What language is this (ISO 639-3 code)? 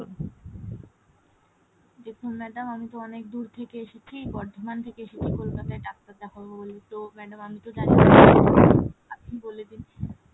ben